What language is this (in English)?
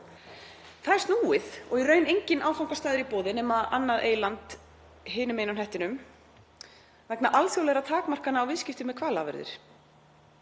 Icelandic